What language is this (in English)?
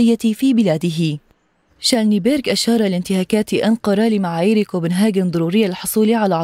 Arabic